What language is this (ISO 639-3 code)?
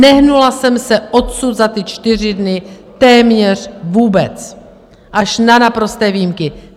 ces